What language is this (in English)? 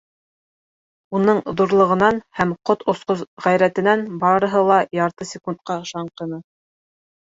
Bashkir